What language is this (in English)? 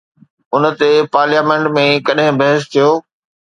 Sindhi